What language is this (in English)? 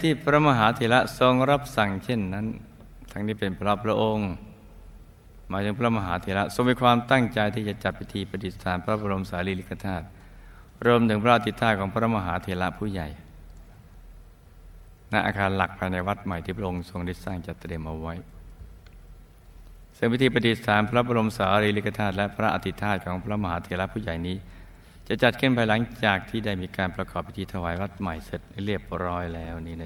Thai